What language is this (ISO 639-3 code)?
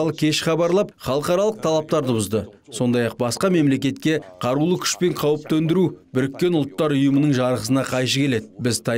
rus